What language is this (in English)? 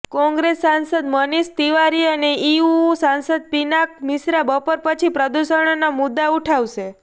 Gujarati